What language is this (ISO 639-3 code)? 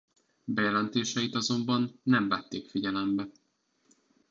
hun